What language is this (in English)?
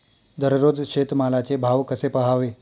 Marathi